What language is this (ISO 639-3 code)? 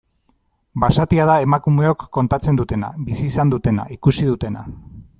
eus